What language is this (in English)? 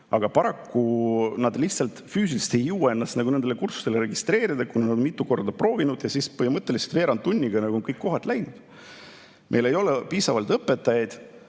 Estonian